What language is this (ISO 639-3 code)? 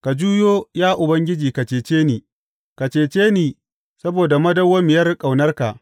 hau